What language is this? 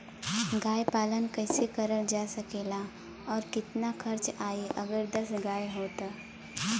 Bhojpuri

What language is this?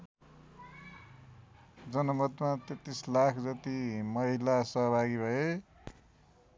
Nepali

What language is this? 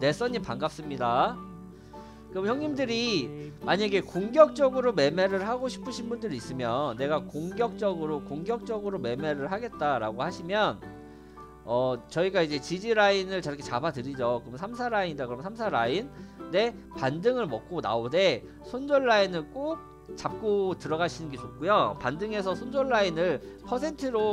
Korean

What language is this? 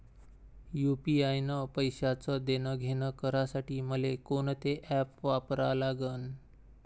Marathi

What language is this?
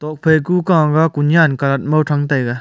Wancho Naga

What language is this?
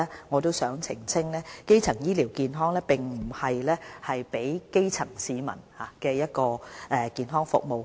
Cantonese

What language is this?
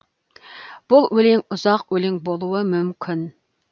Kazakh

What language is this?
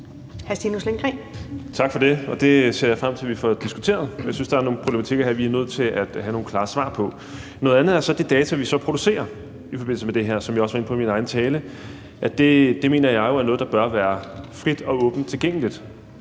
Danish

